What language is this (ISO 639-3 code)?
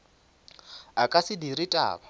nso